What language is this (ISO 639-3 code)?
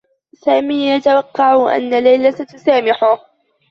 ara